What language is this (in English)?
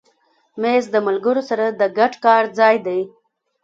Pashto